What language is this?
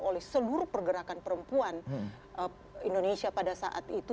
Indonesian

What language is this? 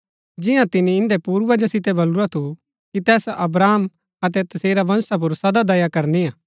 Gaddi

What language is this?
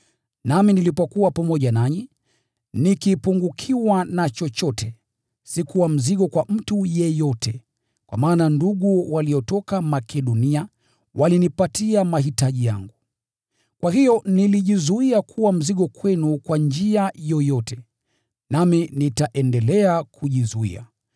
Swahili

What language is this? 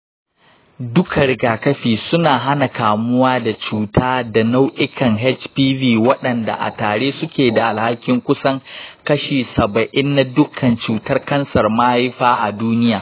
Hausa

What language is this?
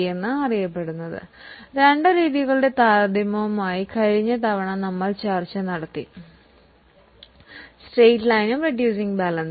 Malayalam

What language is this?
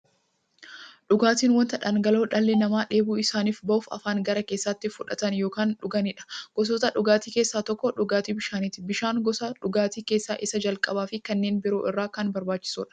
Oromo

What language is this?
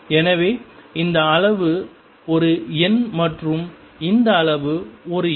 Tamil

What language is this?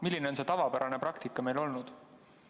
Estonian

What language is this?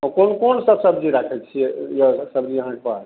Maithili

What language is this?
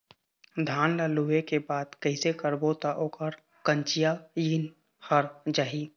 Chhattisgarhi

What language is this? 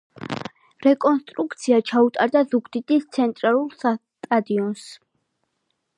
Georgian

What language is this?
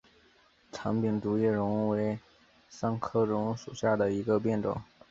Chinese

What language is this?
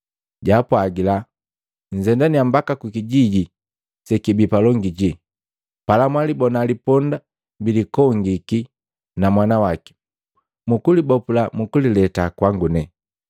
Matengo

